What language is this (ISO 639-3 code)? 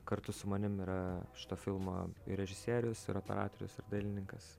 lit